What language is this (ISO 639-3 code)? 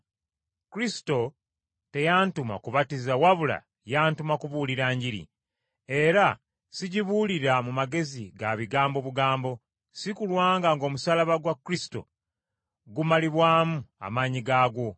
lug